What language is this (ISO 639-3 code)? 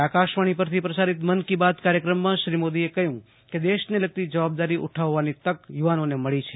guj